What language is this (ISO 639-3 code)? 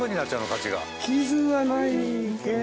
jpn